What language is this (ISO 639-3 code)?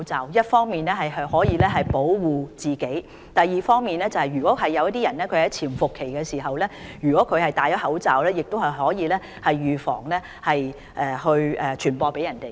yue